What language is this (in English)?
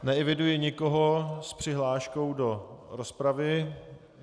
Czech